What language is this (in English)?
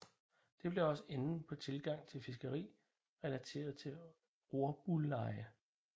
Danish